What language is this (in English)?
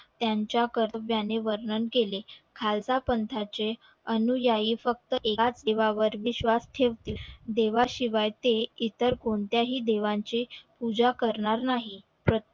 Marathi